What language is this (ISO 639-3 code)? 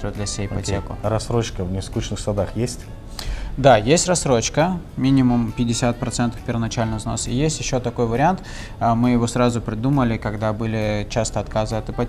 rus